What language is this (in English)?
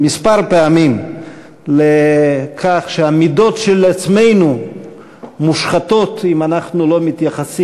Hebrew